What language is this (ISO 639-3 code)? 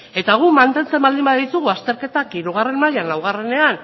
eus